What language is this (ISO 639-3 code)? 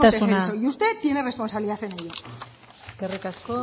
spa